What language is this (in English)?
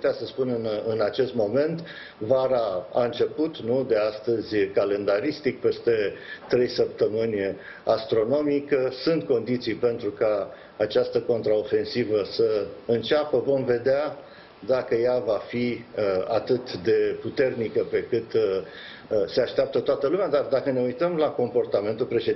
Romanian